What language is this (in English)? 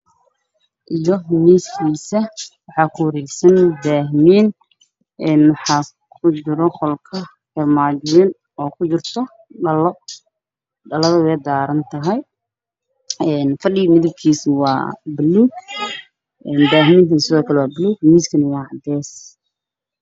Somali